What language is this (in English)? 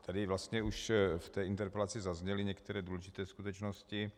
Czech